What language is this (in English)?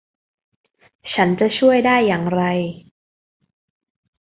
Thai